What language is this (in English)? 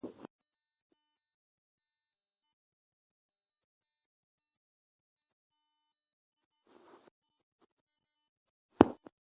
Ewondo